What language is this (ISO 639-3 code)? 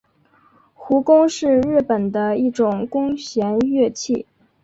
zho